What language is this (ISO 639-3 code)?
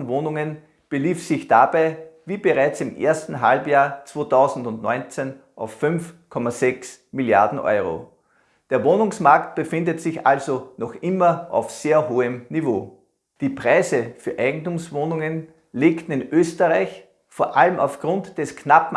deu